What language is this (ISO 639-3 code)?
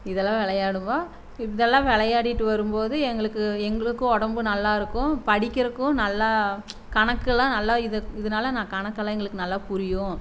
tam